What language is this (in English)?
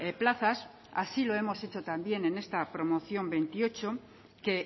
Spanish